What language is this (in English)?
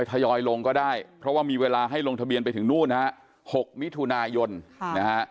Thai